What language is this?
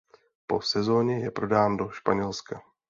Czech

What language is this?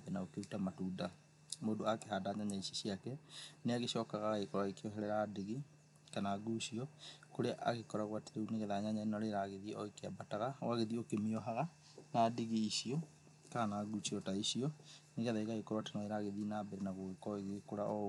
Kikuyu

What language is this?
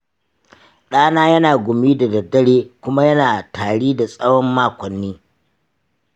Hausa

